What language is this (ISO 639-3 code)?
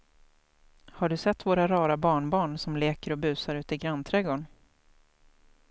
swe